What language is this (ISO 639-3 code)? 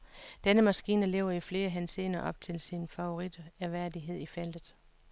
dan